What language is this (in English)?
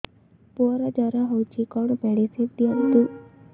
Odia